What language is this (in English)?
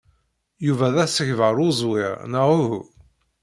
Kabyle